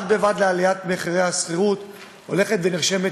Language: Hebrew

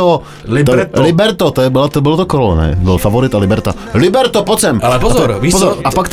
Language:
Czech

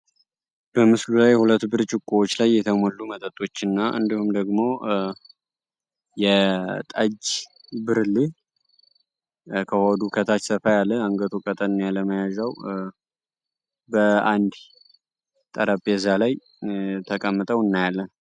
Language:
Amharic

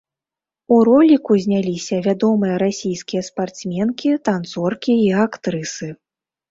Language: Belarusian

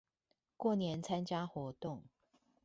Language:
Chinese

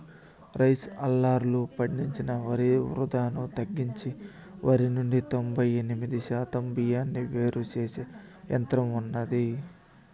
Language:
Telugu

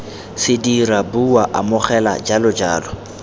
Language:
Tswana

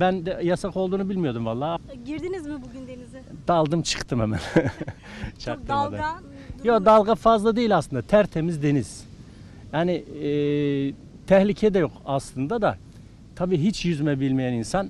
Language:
Turkish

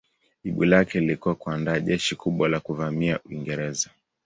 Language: Swahili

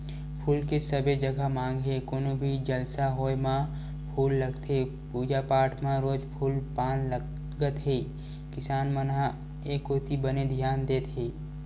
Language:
Chhattisgarhi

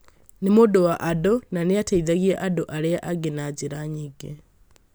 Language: Kikuyu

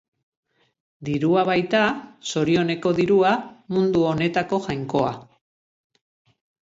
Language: Basque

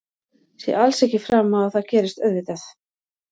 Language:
Icelandic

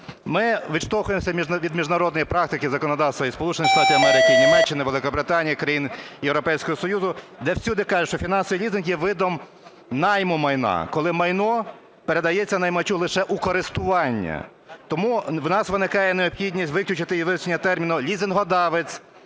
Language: Ukrainian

